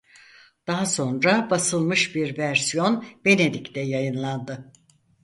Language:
Turkish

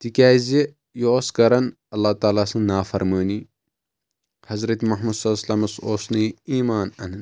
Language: Kashmiri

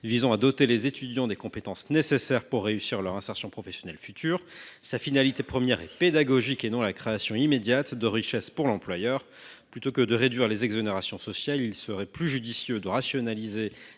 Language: French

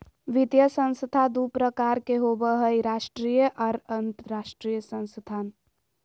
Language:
Magahi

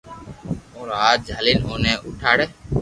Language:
Loarki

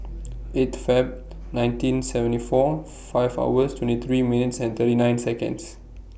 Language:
English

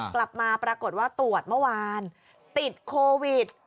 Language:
Thai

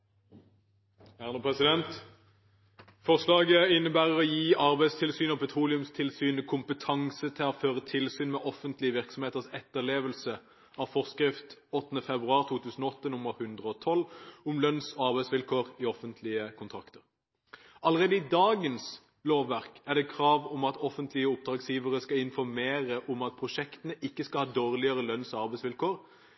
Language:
Norwegian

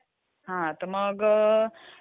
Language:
Marathi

